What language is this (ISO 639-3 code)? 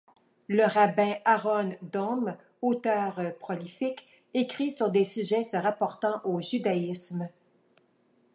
fra